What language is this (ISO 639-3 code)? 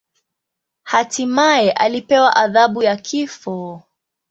swa